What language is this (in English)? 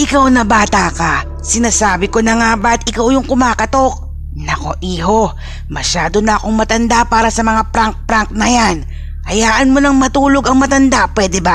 Filipino